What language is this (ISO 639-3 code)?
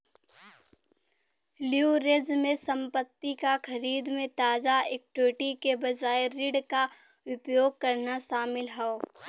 bho